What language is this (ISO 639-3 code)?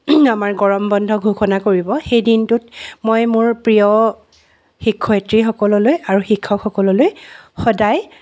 asm